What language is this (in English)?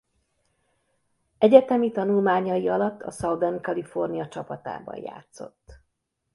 Hungarian